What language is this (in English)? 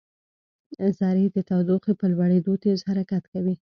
Pashto